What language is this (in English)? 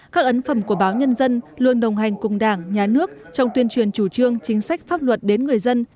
Vietnamese